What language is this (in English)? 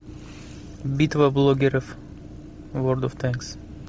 Russian